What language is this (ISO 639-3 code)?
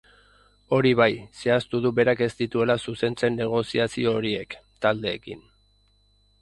eus